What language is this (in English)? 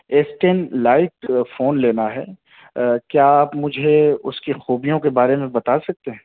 Urdu